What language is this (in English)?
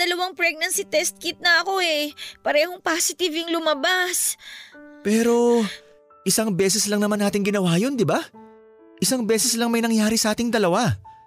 Filipino